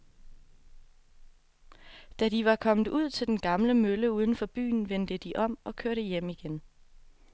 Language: Danish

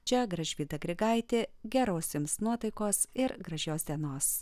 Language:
Lithuanian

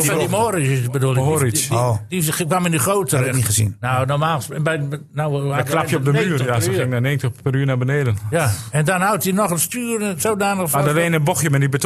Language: Dutch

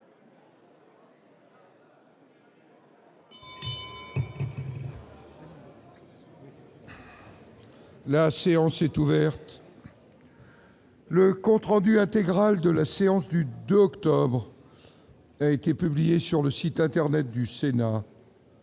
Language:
French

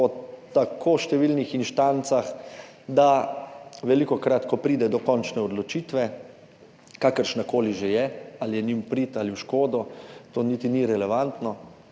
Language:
Slovenian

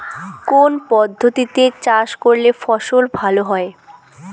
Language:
Bangla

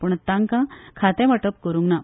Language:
Konkani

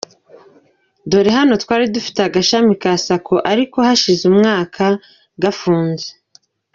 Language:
Kinyarwanda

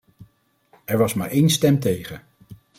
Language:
Dutch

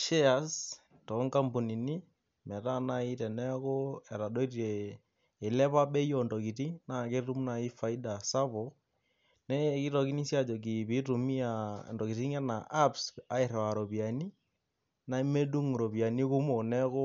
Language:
Masai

